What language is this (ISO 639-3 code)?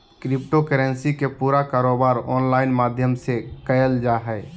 mag